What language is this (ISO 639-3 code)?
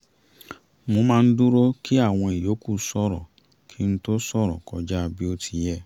yor